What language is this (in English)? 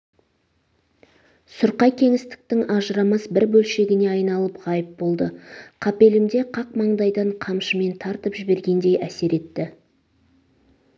Kazakh